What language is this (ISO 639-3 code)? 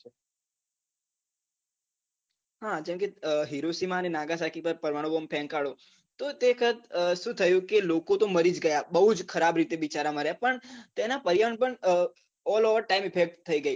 guj